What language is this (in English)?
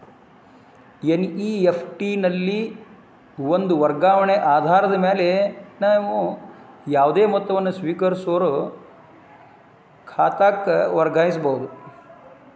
Kannada